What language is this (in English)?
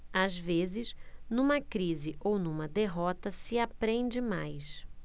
Portuguese